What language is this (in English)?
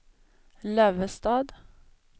Swedish